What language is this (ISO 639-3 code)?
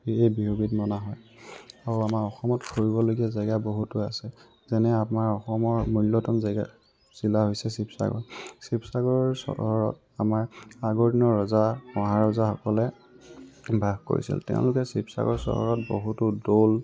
asm